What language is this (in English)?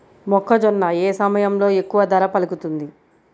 Telugu